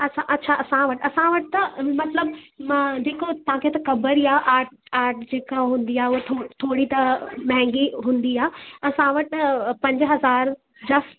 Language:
Sindhi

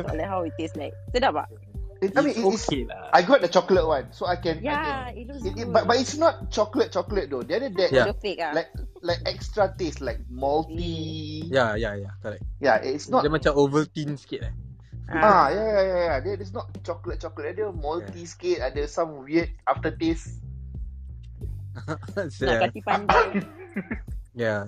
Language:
Malay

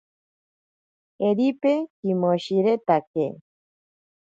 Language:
Ashéninka Perené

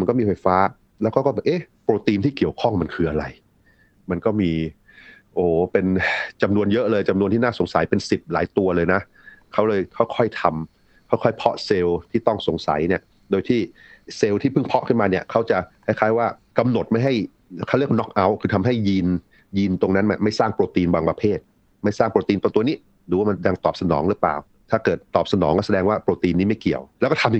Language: Thai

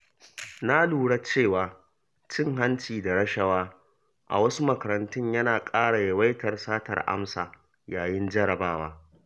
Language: Hausa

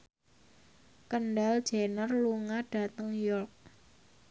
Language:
Javanese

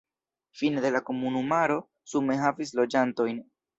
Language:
Esperanto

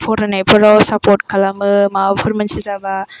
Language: Bodo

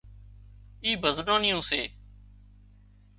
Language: Wadiyara Koli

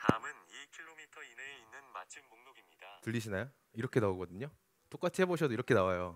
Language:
Korean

